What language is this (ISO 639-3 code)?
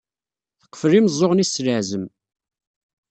kab